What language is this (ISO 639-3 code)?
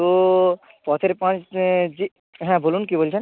ben